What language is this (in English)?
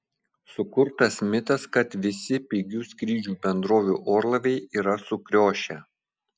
Lithuanian